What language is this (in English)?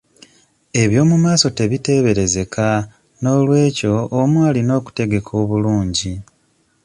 Ganda